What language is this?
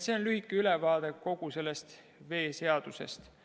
Estonian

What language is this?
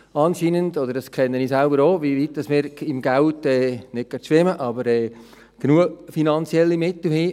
Swiss German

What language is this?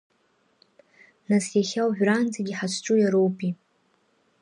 Abkhazian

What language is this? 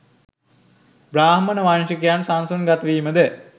Sinhala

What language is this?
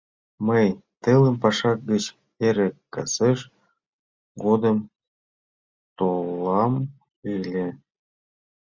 Mari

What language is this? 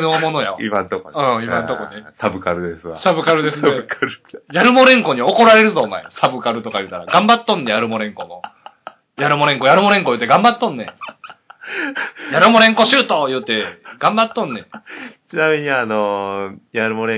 Japanese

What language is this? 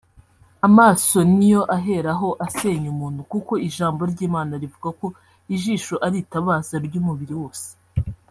Kinyarwanda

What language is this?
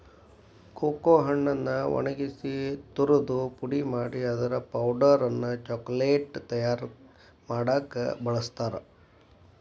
Kannada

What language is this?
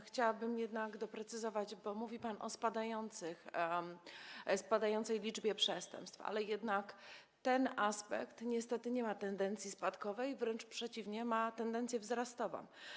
Polish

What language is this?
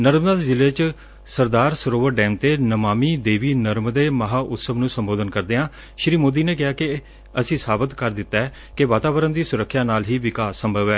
Punjabi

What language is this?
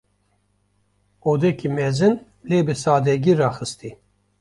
Kurdish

